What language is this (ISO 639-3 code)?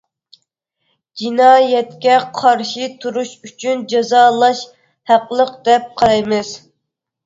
uig